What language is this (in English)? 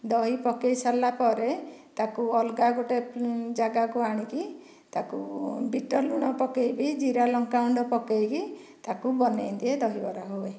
Odia